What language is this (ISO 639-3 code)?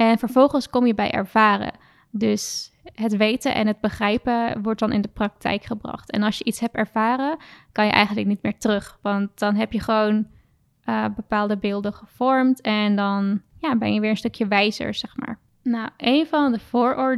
nld